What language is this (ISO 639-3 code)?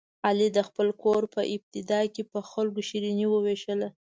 pus